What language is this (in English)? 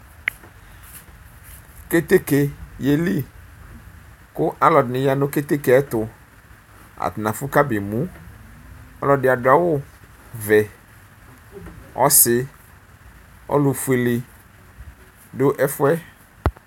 Ikposo